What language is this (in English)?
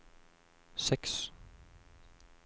Norwegian